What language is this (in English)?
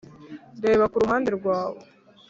Kinyarwanda